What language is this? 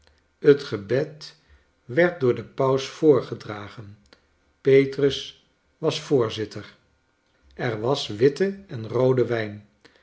Dutch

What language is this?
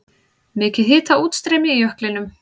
Icelandic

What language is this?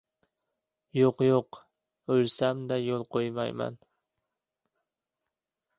Uzbek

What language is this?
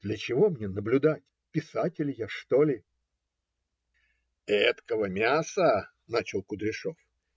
Russian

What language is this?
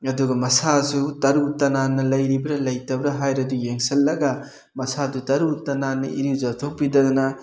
Manipuri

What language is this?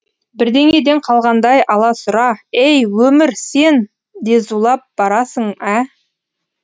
Kazakh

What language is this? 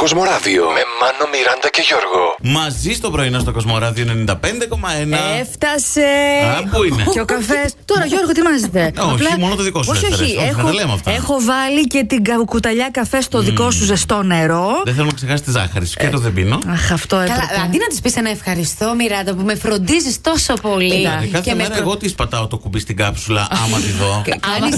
Greek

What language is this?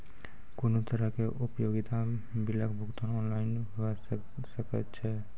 Maithili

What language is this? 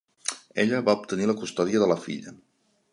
Catalan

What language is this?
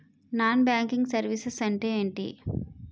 Telugu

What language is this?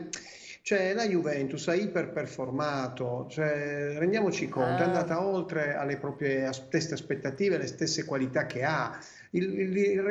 Italian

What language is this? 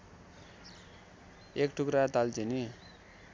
Nepali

